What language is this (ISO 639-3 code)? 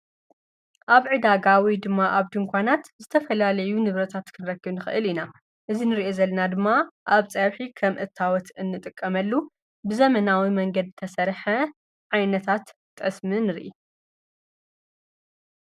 tir